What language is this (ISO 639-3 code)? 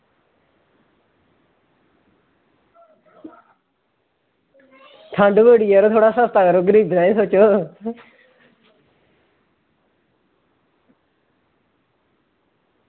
doi